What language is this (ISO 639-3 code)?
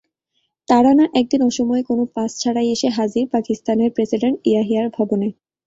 ben